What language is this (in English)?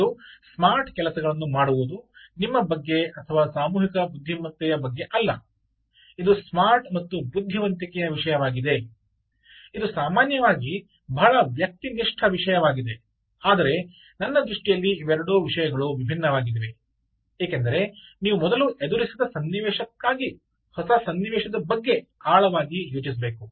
Kannada